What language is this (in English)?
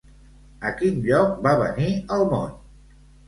Catalan